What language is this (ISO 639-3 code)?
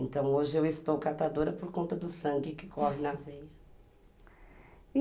por